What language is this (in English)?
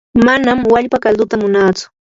Yanahuanca Pasco Quechua